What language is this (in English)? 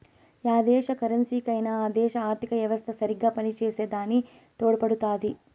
Telugu